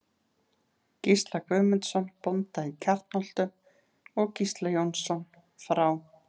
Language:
Icelandic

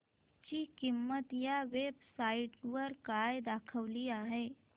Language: Marathi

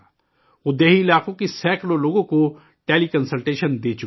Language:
Urdu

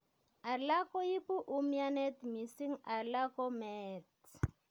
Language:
Kalenjin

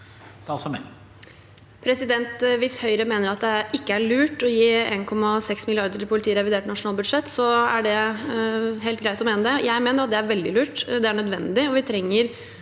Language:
Norwegian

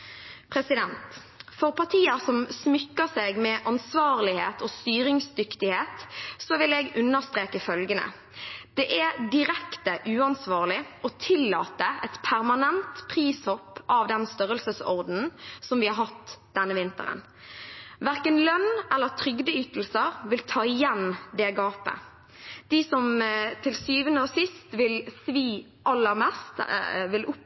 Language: Norwegian Bokmål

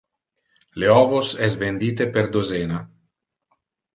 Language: Interlingua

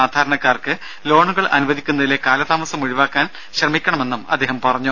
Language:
Malayalam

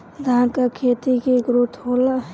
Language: Bhojpuri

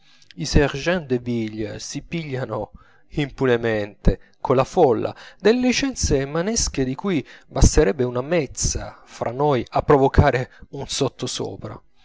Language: Italian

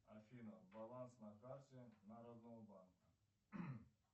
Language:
Russian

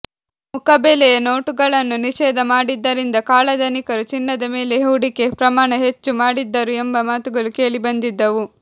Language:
Kannada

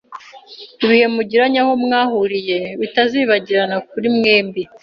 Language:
Kinyarwanda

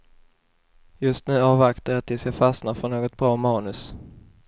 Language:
Swedish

